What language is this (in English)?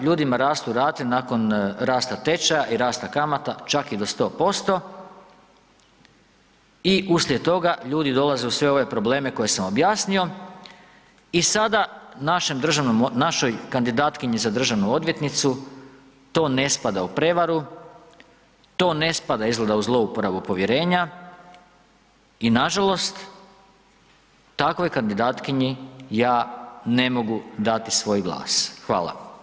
Croatian